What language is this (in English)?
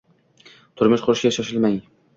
Uzbek